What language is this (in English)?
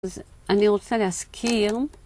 Hebrew